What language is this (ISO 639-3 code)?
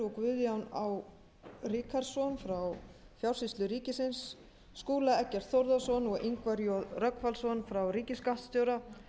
isl